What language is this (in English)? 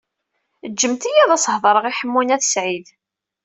Kabyle